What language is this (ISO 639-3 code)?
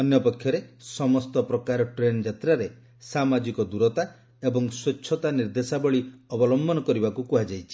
ori